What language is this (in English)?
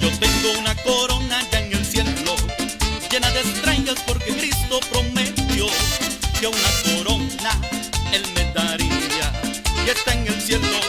Finnish